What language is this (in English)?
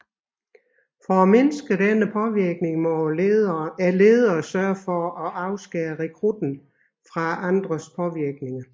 Danish